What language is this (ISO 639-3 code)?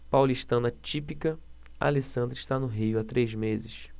por